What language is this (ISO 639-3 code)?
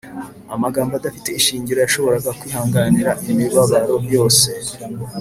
kin